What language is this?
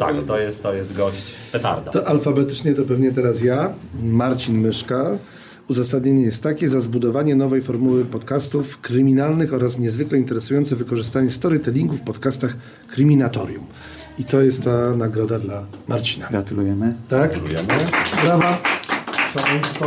Polish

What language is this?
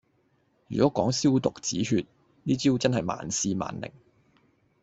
Cantonese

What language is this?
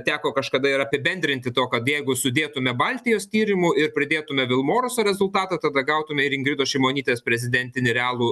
Lithuanian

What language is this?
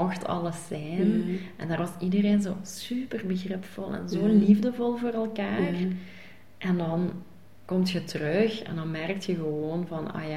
Dutch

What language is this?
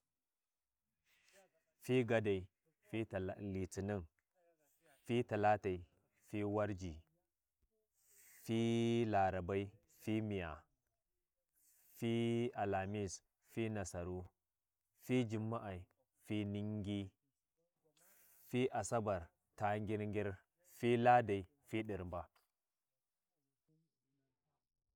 Warji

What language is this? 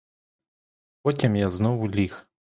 Ukrainian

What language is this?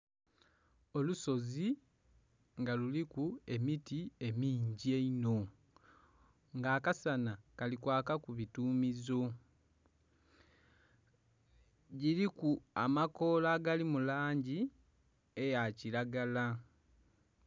Soga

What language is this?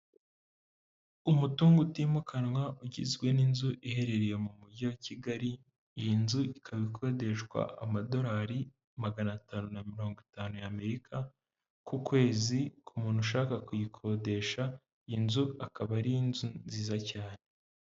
Kinyarwanda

